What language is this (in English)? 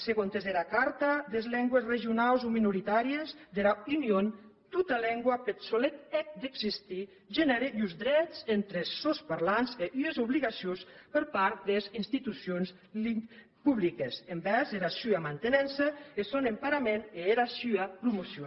Catalan